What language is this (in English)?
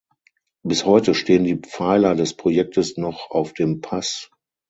German